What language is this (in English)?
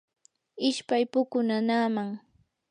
Yanahuanca Pasco Quechua